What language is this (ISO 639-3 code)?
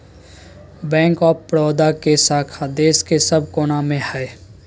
mag